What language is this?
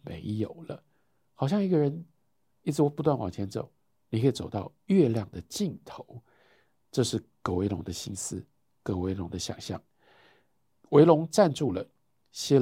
Chinese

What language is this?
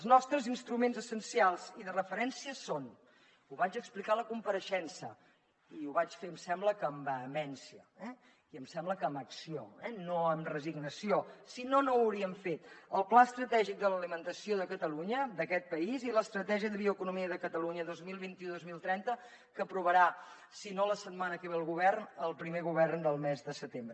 Catalan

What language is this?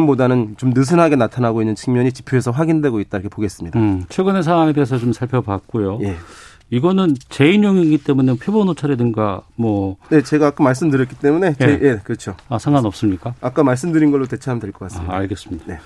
Korean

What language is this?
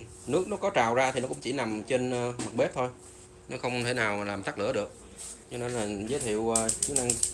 Vietnamese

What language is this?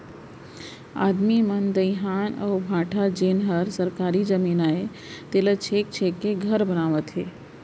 Chhattisgarhi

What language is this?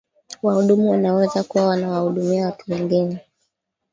Swahili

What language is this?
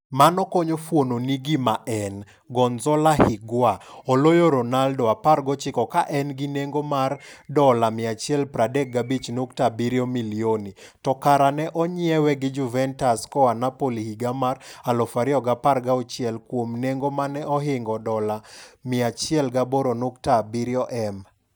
Luo (Kenya and Tanzania)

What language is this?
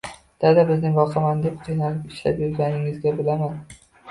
Uzbek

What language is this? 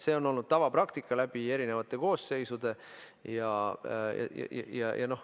Estonian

